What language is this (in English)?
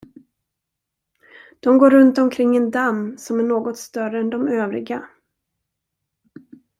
Swedish